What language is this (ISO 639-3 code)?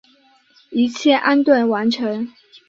zho